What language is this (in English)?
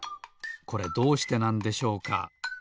Japanese